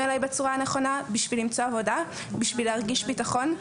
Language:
Hebrew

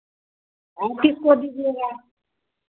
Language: Hindi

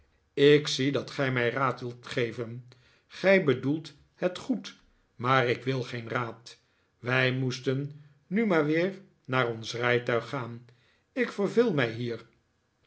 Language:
Dutch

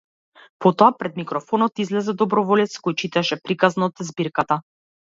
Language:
Macedonian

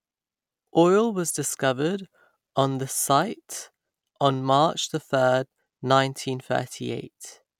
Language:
English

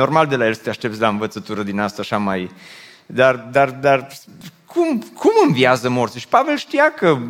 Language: Romanian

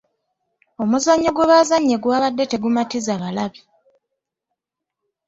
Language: Ganda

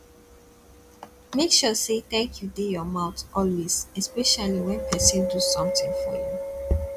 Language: Nigerian Pidgin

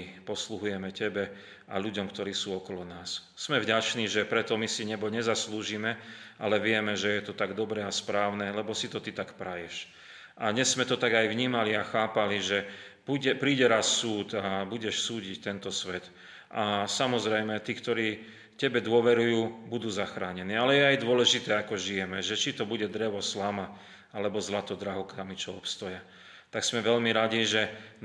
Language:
Slovak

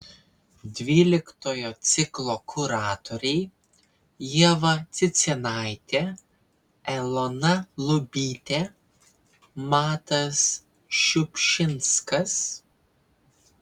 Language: Lithuanian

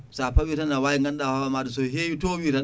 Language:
Fula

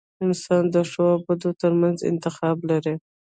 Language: Pashto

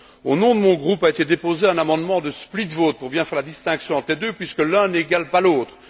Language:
French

